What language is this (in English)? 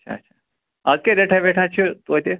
Kashmiri